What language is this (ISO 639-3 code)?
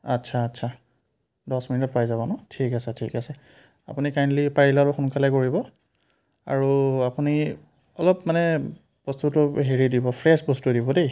asm